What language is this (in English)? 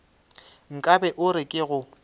Northern Sotho